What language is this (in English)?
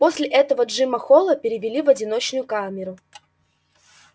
Russian